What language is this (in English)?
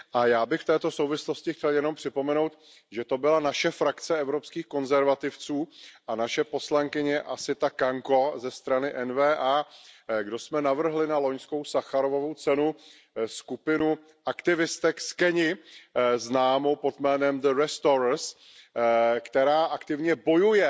Czech